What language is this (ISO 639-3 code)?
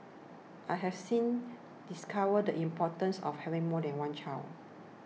eng